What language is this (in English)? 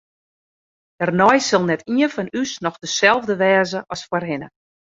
Western Frisian